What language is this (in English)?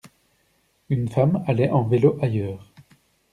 French